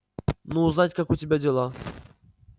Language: Russian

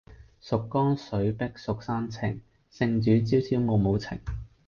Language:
Cantonese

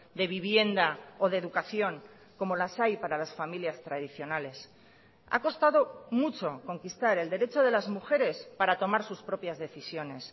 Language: Spanish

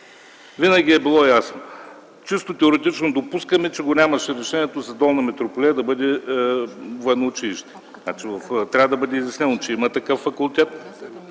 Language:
Bulgarian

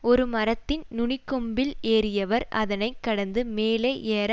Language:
Tamil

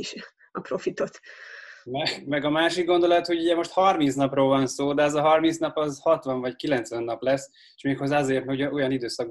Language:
Hungarian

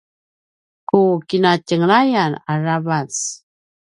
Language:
Paiwan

